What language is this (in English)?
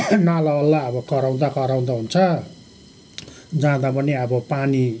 Nepali